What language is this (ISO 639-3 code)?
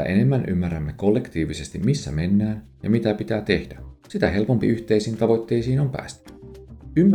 fin